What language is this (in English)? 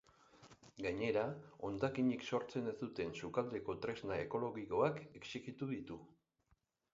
Basque